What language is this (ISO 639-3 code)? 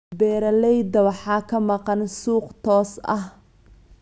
som